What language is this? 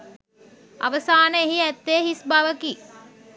Sinhala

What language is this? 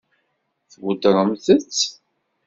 Kabyle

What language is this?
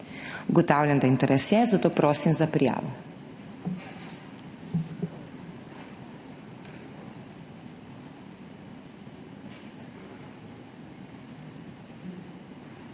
Slovenian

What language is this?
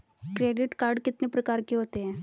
Hindi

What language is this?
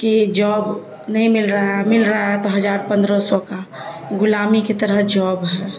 Urdu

